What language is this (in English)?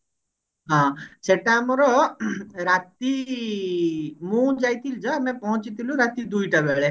Odia